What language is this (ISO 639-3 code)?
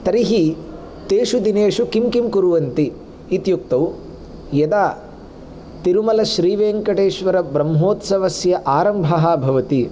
san